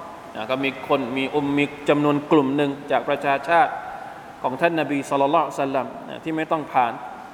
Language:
Thai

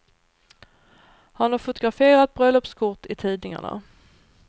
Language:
Swedish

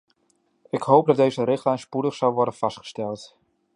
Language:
Dutch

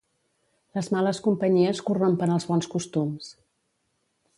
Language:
Catalan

